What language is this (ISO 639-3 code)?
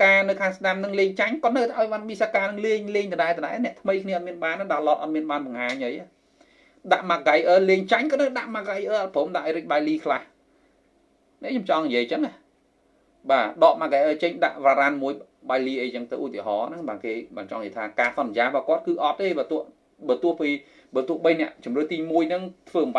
vie